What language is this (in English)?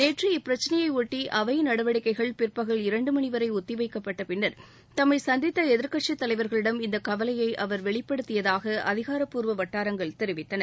Tamil